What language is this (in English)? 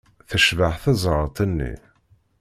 Kabyle